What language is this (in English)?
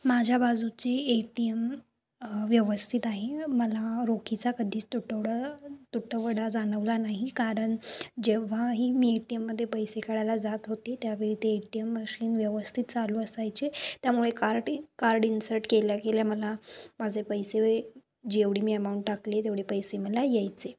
Marathi